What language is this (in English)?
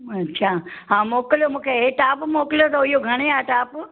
Sindhi